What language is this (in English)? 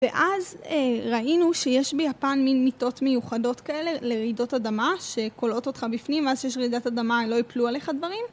Hebrew